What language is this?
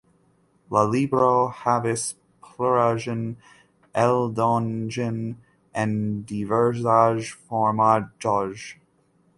Esperanto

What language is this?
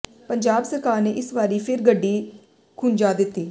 Punjabi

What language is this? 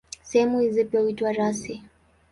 Swahili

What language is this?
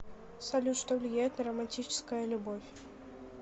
Russian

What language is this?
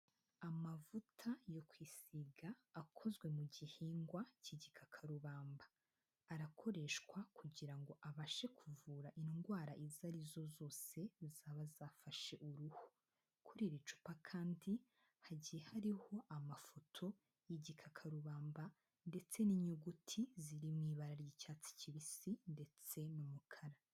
Kinyarwanda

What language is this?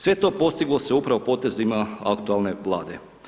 Croatian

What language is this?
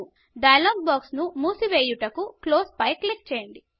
Telugu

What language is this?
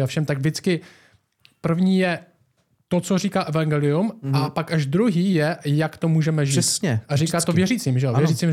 Czech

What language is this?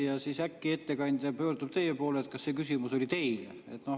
Estonian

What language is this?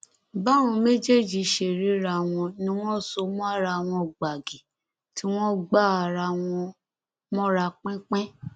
Yoruba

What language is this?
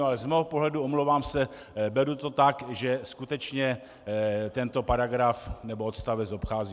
Czech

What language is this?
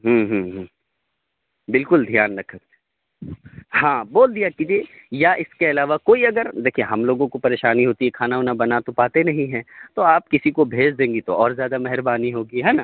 Urdu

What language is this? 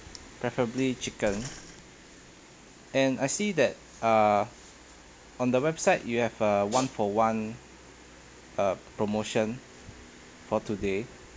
English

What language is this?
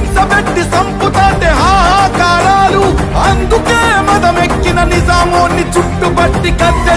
Indonesian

